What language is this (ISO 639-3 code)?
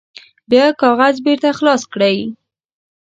pus